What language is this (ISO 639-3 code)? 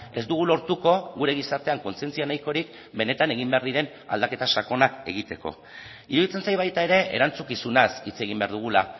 eus